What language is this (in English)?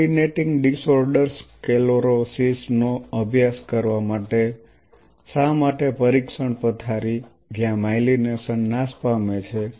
Gujarati